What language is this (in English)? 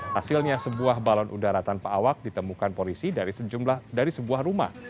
Indonesian